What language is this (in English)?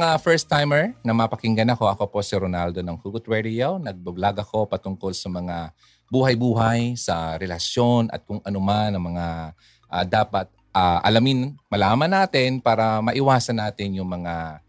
Filipino